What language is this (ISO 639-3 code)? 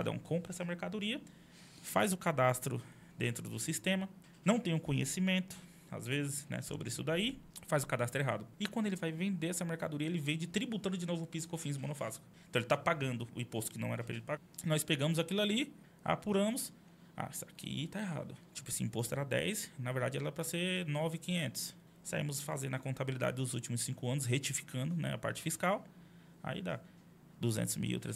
por